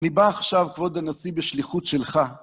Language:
Hebrew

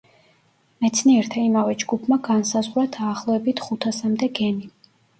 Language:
Georgian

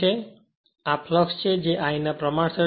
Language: Gujarati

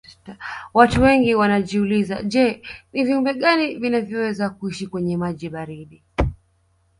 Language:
Swahili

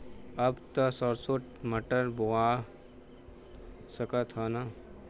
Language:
Bhojpuri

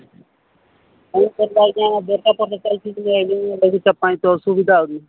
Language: Odia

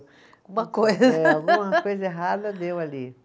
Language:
Portuguese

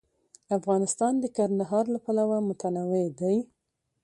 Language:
Pashto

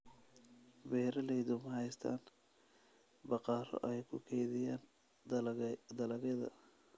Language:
Somali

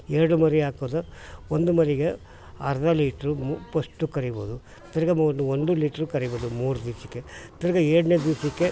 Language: Kannada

